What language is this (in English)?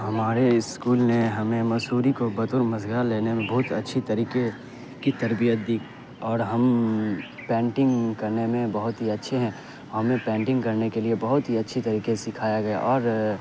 Urdu